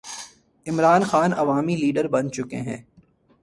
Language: Urdu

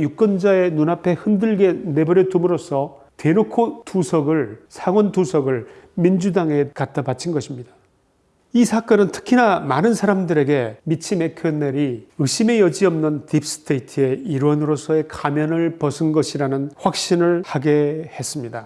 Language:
Korean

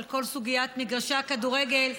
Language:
Hebrew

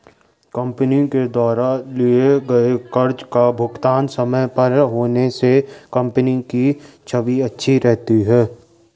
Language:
Hindi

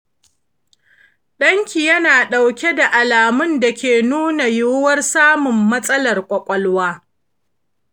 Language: Hausa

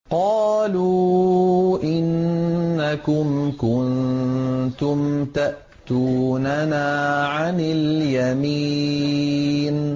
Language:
Arabic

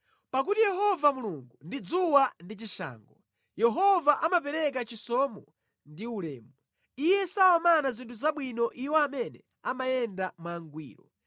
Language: Nyanja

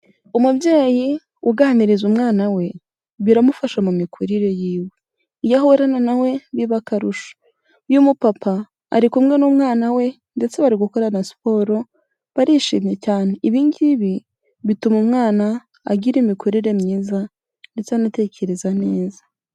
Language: Kinyarwanda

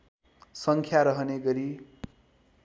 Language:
Nepali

